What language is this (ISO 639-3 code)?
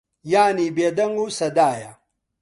ckb